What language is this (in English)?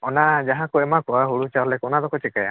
Santali